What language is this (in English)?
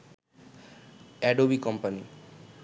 Bangla